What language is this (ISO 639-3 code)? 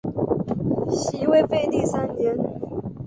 zho